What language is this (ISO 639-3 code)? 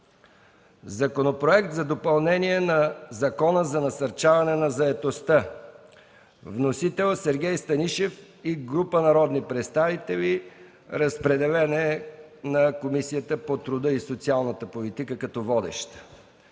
bul